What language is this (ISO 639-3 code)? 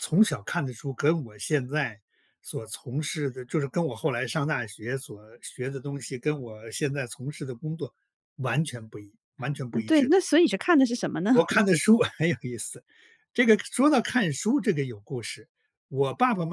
zho